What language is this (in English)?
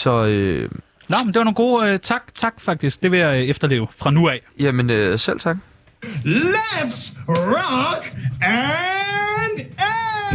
Danish